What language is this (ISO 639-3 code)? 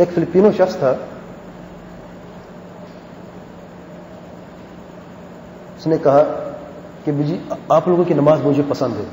hin